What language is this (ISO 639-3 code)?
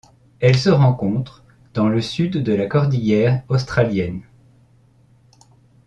fra